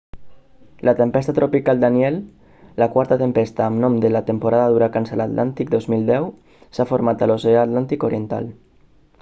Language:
Catalan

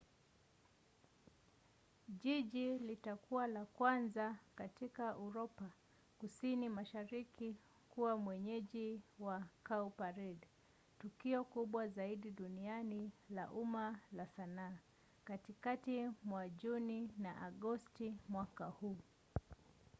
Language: Swahili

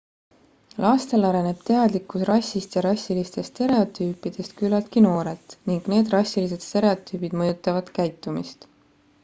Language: Estonian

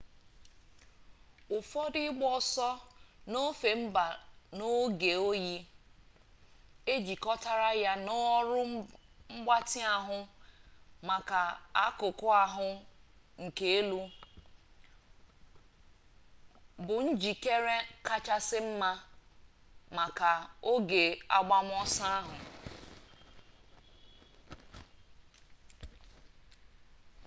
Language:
Igbo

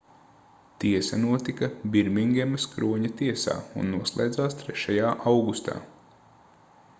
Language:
Latvian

